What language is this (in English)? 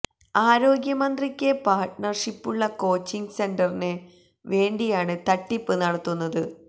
Malayalam